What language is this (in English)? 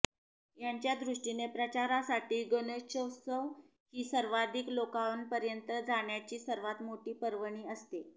Marathi